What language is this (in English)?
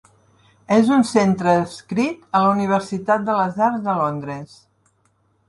Catalan